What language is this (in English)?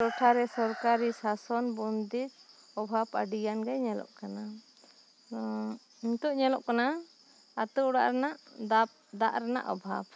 Santali